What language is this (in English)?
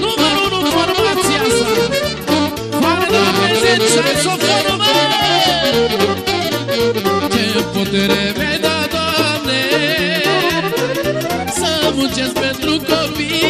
Hungarian